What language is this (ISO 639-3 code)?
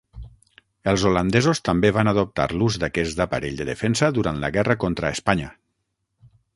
cat